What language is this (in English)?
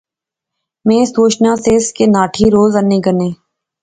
Pahari-Potwari